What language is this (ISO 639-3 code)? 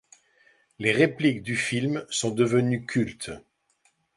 fra